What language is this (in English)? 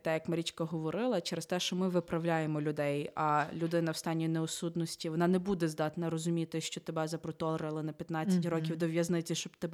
Ukrainian